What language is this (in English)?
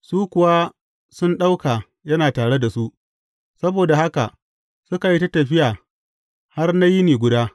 Hausa